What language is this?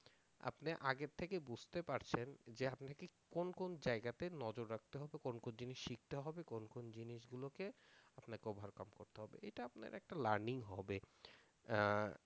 Bangla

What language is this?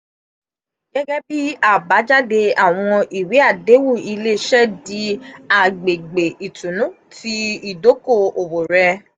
Yoruba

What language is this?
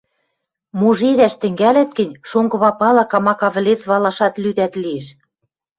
Western Mari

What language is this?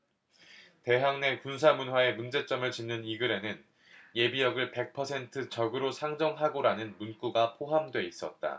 Korean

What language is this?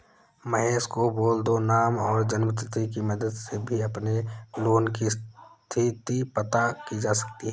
Hindi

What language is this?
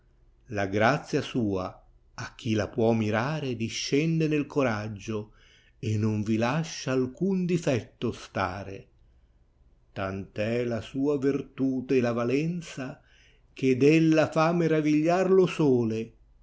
Italian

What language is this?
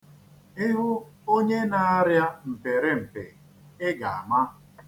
Igbo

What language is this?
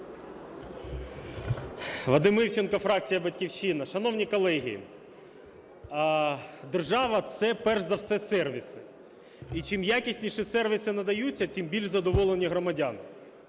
Ukrainian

